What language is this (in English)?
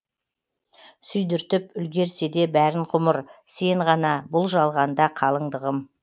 Kazakh